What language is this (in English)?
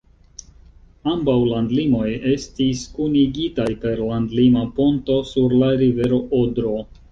Esperanto